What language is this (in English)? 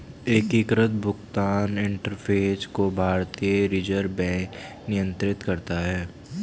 Hindi